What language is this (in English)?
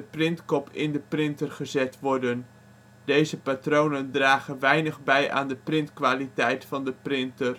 Dutch